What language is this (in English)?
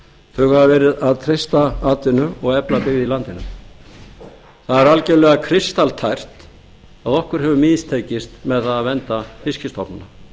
Icelandic